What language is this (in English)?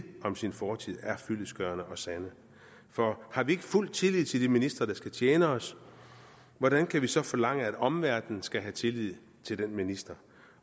Danish